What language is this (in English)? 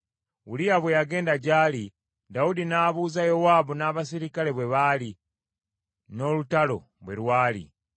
Ganda